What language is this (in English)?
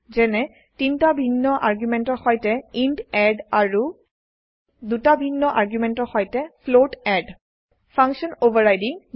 Assamese